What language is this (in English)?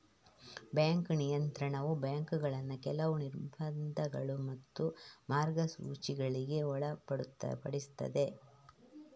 Kannada